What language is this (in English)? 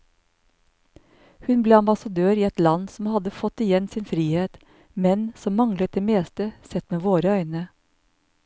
Norwegian